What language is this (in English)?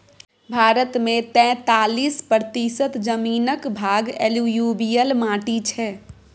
Maithili